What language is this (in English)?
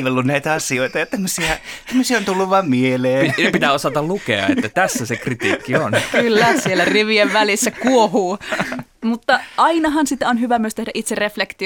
Finnish